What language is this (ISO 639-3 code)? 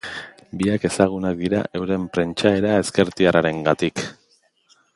eus